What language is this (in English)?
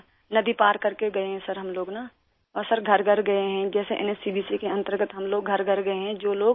Urdu